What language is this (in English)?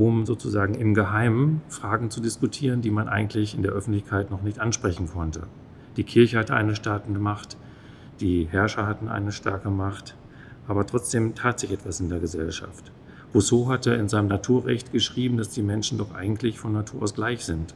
German